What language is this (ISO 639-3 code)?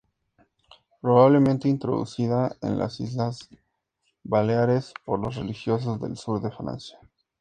spa